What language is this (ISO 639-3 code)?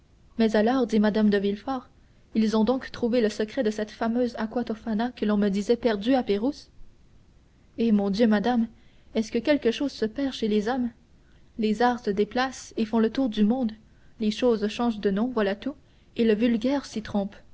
fra